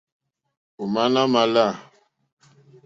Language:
Mokpwe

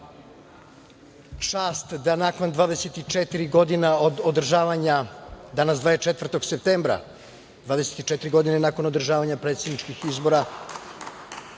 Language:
Serbian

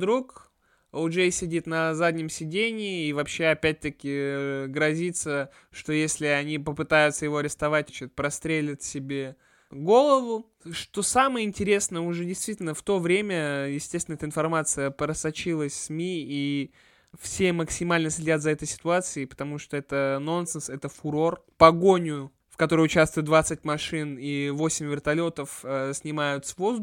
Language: Russian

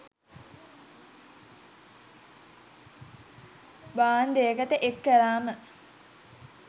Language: Sinhala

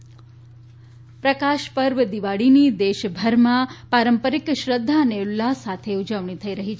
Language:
Gujarati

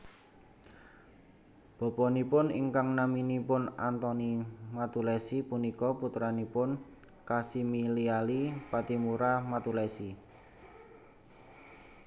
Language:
Javanese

